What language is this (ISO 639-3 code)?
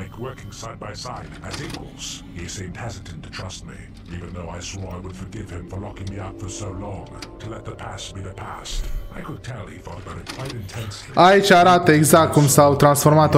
ron